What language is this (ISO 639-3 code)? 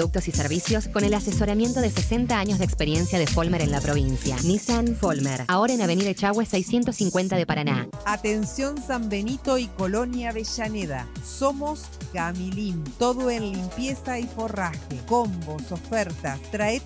spa